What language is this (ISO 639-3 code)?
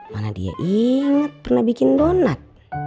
ind